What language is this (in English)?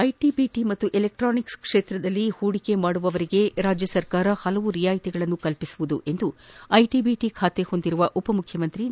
Kannada